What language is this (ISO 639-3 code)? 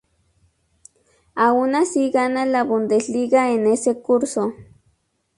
spa